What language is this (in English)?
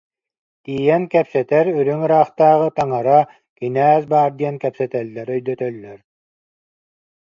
Yakut